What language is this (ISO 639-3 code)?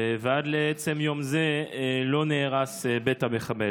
heb